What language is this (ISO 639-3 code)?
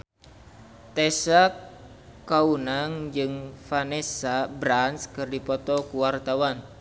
sun